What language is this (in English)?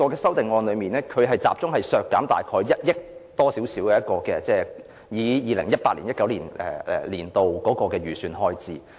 Cantonese